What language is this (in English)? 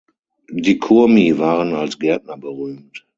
German